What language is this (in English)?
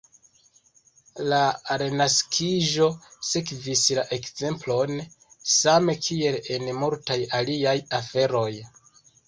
Esperanto